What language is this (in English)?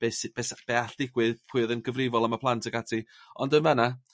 Welsh